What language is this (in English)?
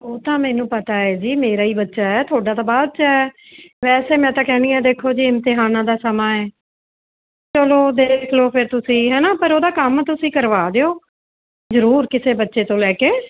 Punjabi